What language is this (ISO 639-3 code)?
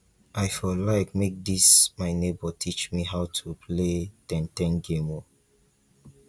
pcm